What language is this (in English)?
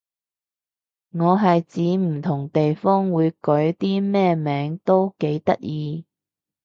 Cantonese